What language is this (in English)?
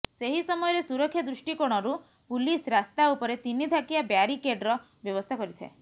Odia